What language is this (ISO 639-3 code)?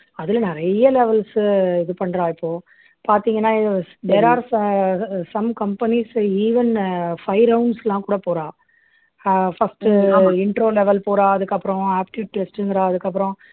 tam